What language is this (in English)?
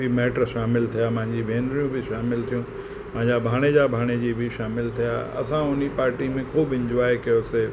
Sindhi